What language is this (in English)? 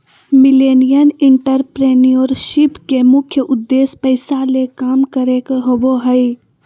Magahi